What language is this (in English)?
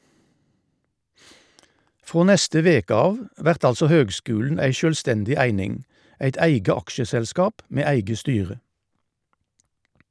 Norwegian